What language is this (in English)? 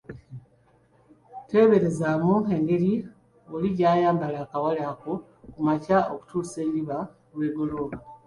Ganda